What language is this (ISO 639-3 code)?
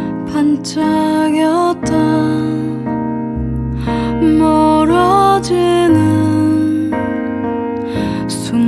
eng